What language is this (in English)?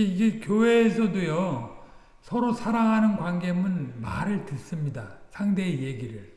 Korean